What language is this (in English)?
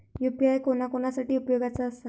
Marathi